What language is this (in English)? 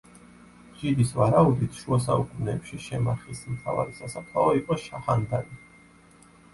Georgian